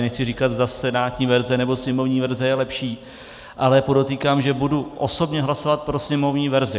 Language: Czech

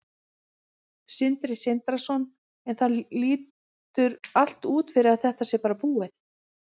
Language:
Icelandic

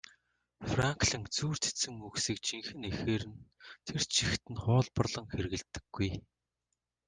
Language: Mongolian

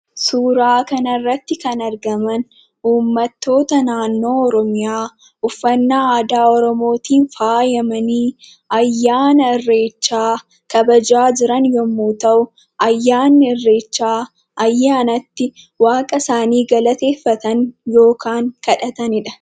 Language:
Oromo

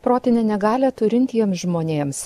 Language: Lithuanian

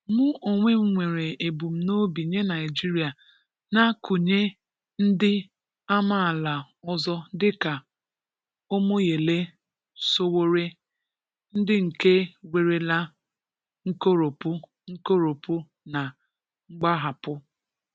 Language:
Igbo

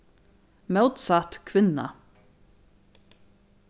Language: Faroese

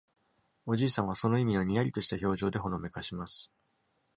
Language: Japanese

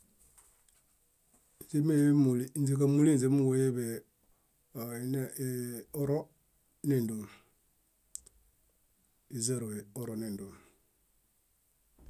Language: Bayot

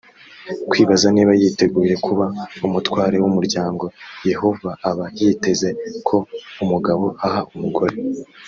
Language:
Kinyarwanda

